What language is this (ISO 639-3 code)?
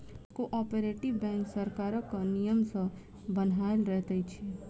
mai